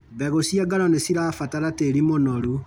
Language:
Kikuyu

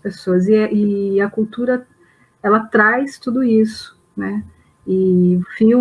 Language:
Portuguese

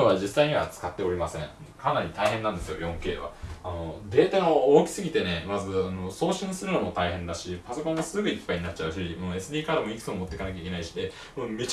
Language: Japanese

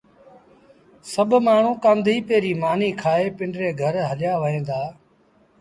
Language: Sindhi Bhil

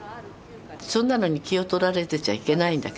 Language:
Japanese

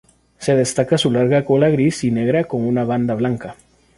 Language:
Spanish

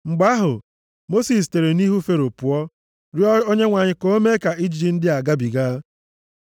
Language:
Igbo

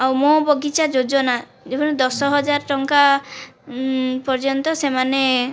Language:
Odia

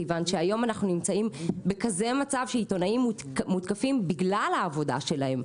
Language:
Hebrew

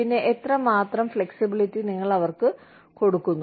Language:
Malayalam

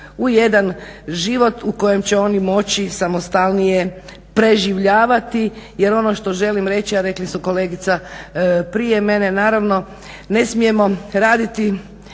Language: Croatian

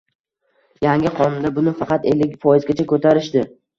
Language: Uzbek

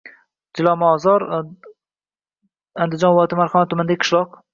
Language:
Uzbek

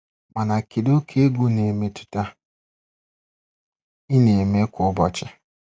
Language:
Igbo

